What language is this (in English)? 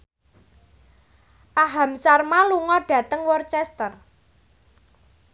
Javanese